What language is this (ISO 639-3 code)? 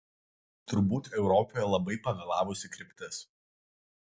lit